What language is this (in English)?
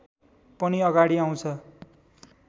Nepali